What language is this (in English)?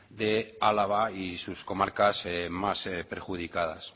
Spanish